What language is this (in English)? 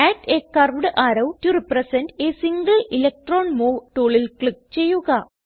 Malayalam